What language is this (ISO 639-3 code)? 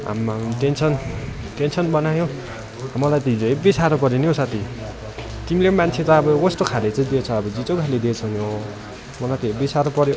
nep